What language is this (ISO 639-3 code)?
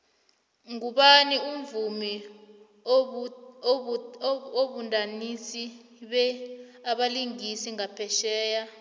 nbl